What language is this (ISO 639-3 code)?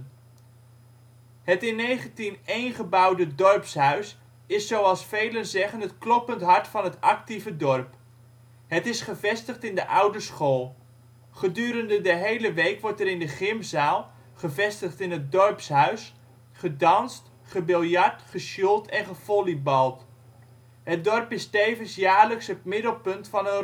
nld